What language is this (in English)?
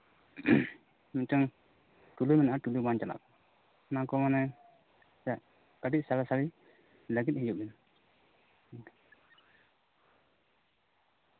Santali